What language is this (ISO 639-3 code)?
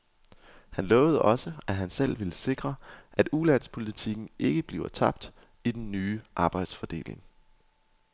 dan